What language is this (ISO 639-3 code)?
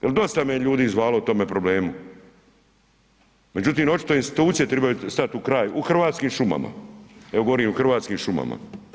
hrv